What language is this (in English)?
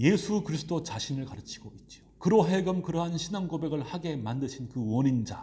Korean